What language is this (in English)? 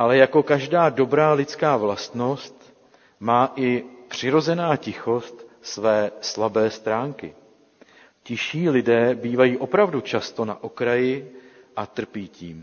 Czech